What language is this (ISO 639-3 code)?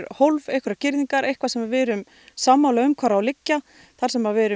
isl